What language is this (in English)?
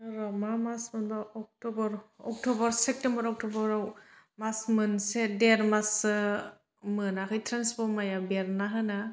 Bodo